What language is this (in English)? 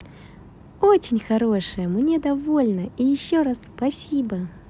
Russian